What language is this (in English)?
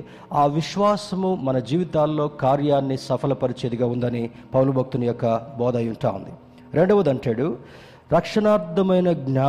Telugu